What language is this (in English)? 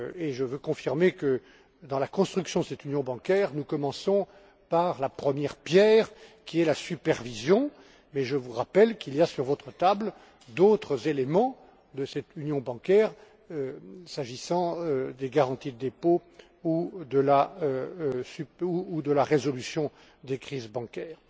French